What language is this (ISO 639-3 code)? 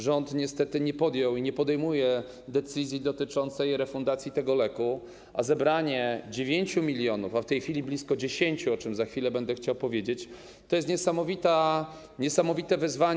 pol